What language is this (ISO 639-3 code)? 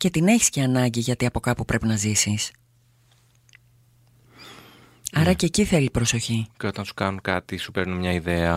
ell